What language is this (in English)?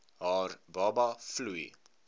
Afrikaans